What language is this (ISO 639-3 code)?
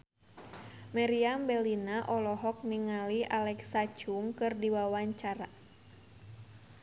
sun